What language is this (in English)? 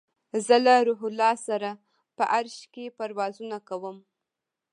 Pashto